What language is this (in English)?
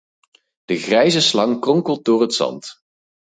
Dutch